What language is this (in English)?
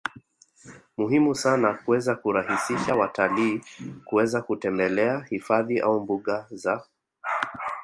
Swahili